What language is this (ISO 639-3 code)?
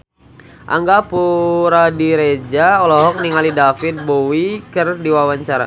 sun